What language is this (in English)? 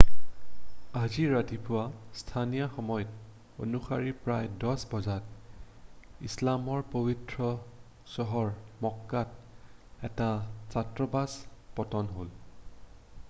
Assamese